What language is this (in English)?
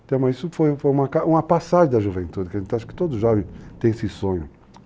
Portuguese